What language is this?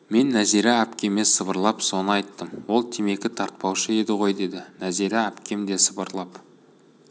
Kazakh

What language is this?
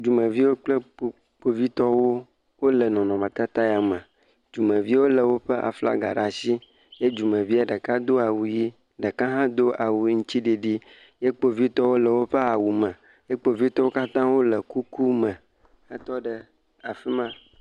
Ewe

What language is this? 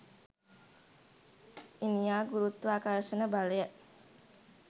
Sinhala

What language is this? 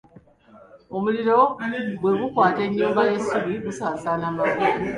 Ganda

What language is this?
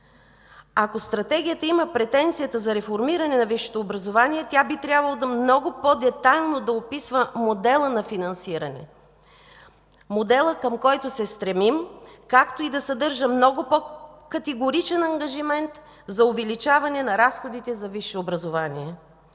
Bulgarian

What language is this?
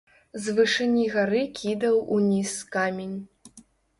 Belarusian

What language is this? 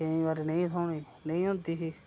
Dogri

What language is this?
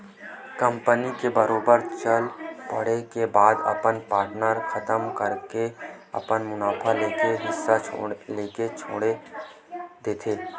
Chhattisgarhi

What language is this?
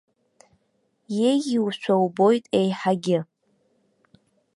Abkhazian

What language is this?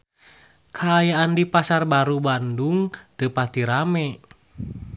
Sundanese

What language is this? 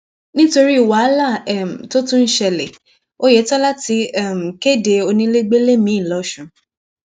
Yoruba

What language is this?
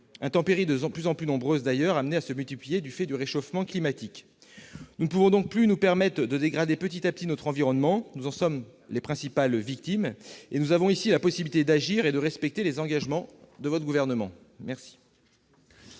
French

